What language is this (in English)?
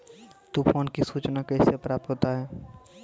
Maithili